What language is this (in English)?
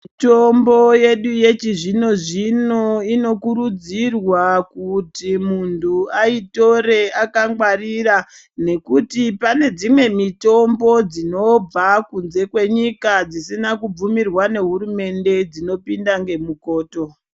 Ndau